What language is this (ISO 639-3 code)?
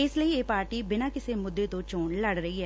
pan